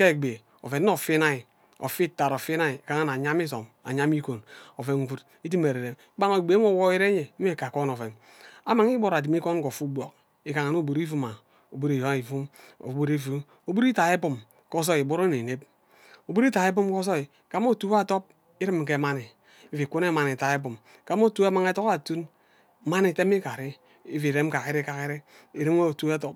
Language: Ubaghara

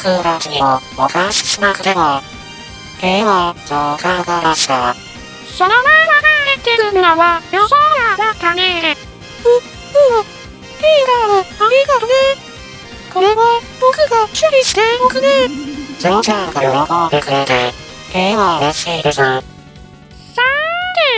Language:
Japanese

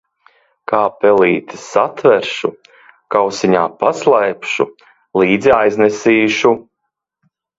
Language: Latvian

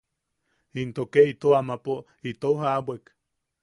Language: Yaqui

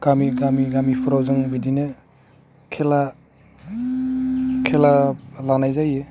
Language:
Bodo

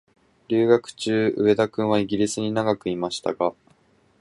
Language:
Japanese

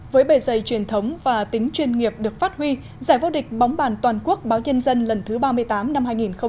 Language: Vietnamese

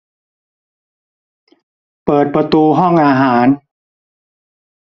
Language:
Thai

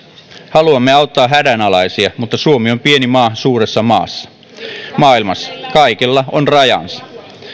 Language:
Finnish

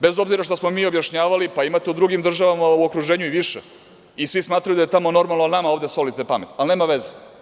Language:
Serbian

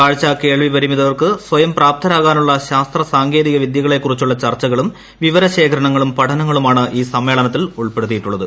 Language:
Malayalam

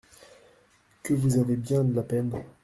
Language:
French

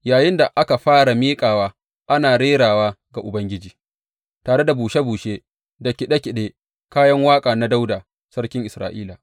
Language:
Hausa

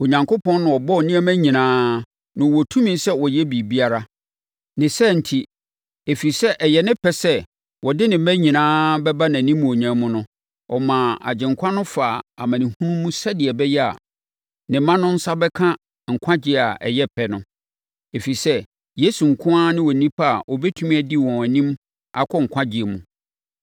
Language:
Akan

